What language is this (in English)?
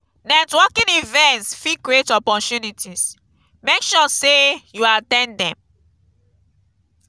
Nigerian Pidgin